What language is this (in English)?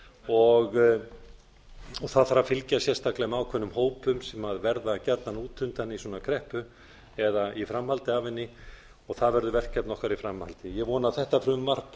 Icelandic